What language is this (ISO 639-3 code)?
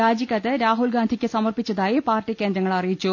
mal